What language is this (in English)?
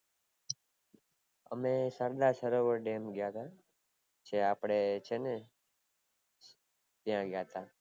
Gujarati